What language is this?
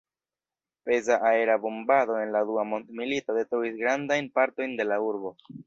Esperanto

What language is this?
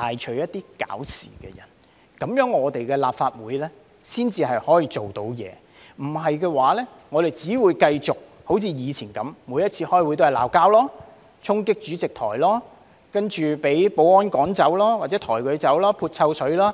Cantonese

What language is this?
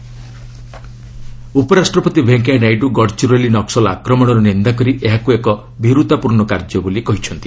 Odia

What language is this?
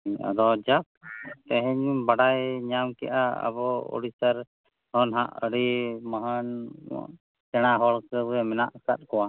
Santali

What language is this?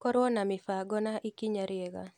Kikuyu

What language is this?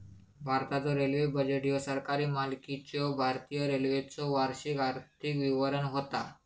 Marathi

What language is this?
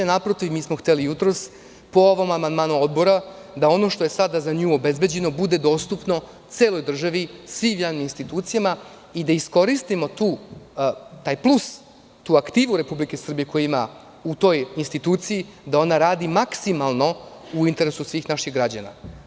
Serbian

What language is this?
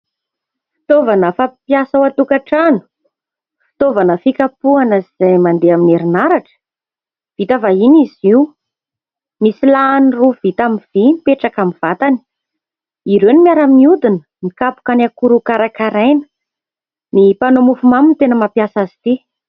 Malagasy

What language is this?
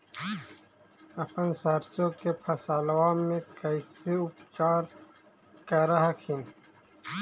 Magahi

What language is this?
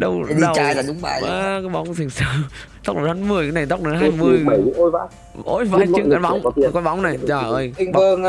Vietnamese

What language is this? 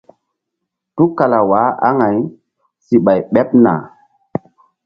Mbum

